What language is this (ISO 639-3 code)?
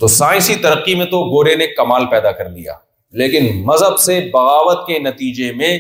urd